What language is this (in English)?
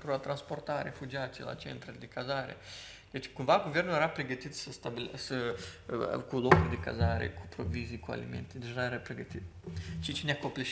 Romanian